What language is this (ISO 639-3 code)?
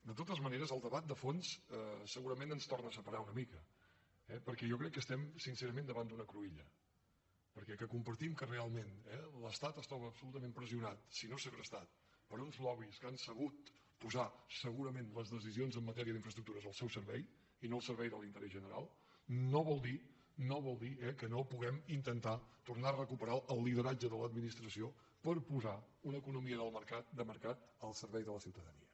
cat